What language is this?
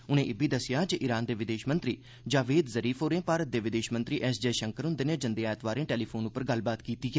Dogri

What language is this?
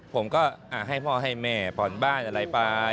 Thai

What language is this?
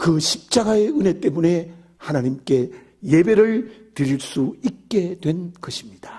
Korean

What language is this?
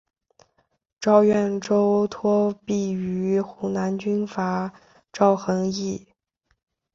Chinese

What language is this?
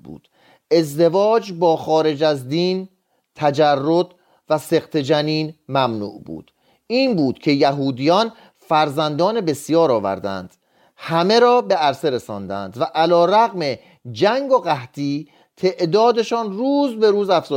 Persian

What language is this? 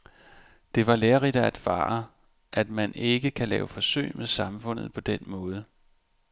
Danish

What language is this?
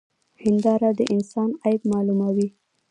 Pashto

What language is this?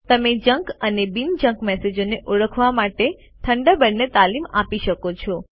Gujarati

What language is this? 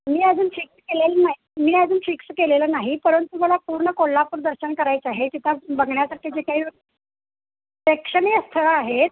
Marathi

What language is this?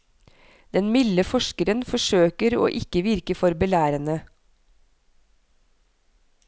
Norwegian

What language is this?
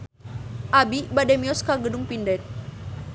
Sundanese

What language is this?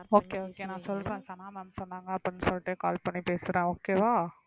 Tamil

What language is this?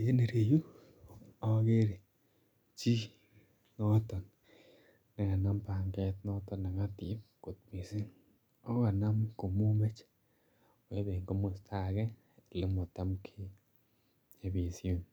Kalenjin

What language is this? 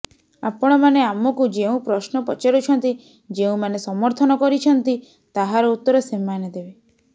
Odia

